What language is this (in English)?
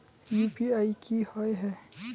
Magahi